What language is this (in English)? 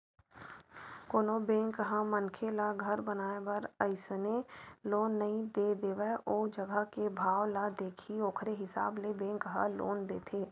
Chhattisgarhi